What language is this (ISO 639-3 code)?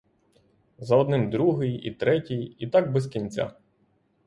ukr